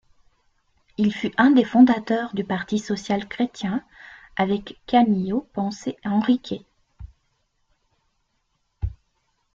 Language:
French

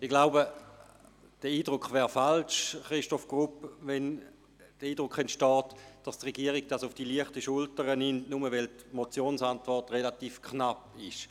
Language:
Swiss German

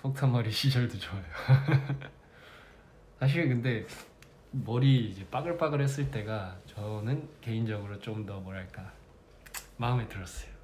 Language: Korean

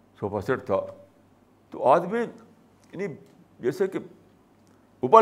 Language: Urdu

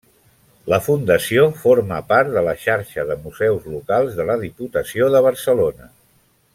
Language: Catalan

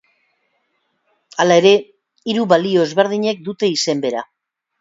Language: Basque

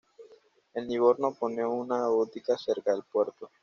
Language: Spanish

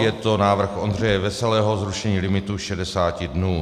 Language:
Czech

